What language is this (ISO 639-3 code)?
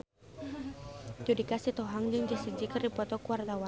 sun